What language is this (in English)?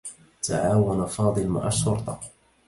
Arabic